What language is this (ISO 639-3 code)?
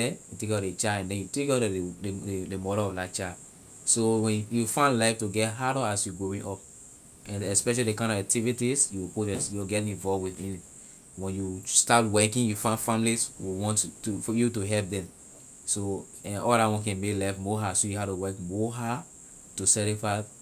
lir